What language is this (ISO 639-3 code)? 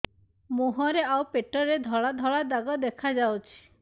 ori